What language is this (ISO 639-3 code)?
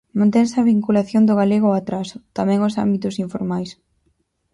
glg